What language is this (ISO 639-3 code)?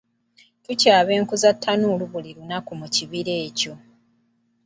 lug